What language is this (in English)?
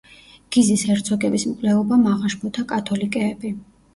Georgian